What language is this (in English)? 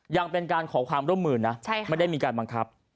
Thai